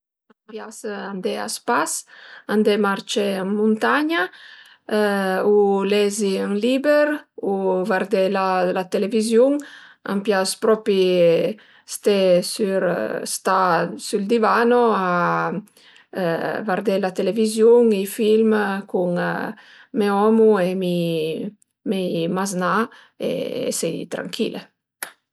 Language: Piedmontese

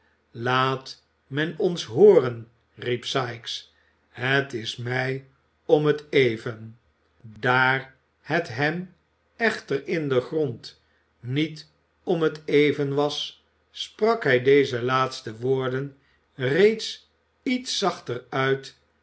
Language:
Dutch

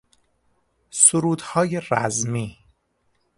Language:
Persian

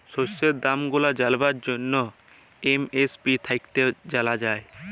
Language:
Bangla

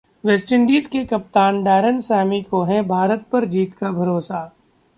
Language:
Hindi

